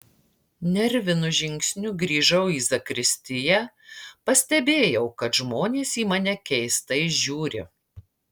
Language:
Lithuanian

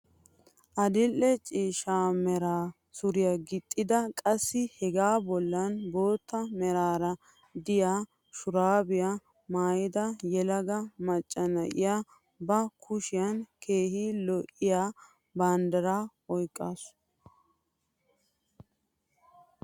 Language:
Wolaytta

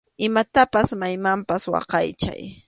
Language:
Arequipa-La Unión Quechua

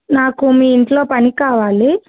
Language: Telugu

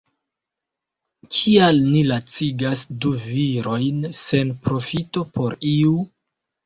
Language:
Esperanto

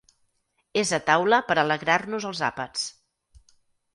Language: Catalan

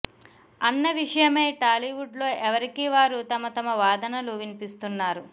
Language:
Telugu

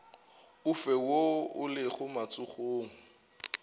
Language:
Northern Sotho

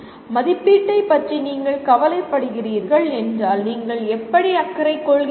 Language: Tamil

